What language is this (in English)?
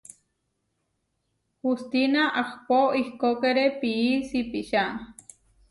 Huarijio